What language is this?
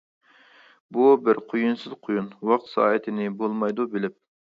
Uyghur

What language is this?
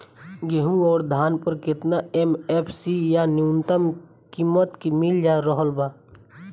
Bhojpuri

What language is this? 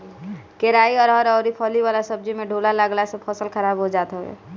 Bhojpuri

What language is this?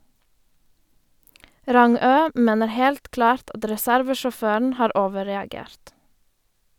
Norwegian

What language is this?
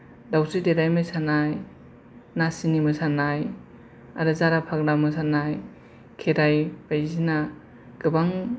Bodo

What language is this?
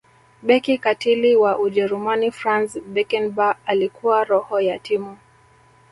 Swahili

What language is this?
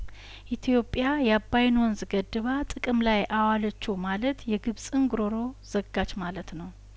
Amharic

